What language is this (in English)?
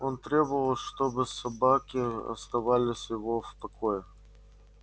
Russian